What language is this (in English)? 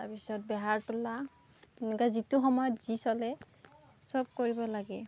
Assamese